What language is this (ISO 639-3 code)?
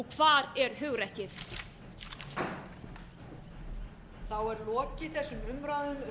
isl